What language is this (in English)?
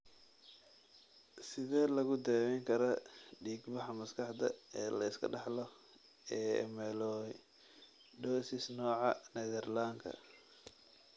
Somali